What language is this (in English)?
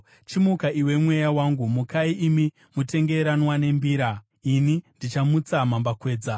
Shona